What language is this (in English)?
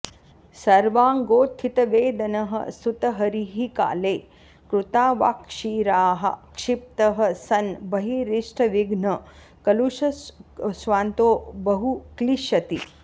Sanskrit